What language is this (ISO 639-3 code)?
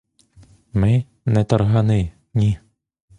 ukr